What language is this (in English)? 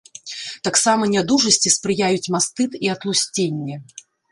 Belarusian